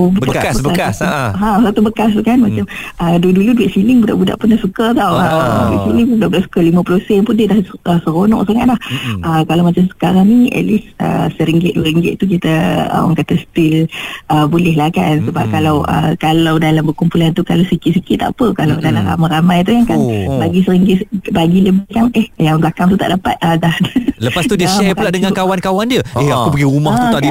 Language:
Malay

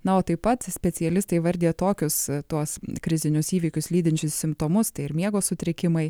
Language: Lithuanian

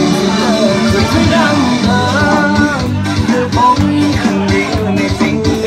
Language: Thai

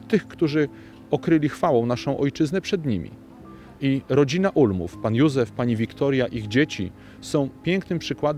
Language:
Polish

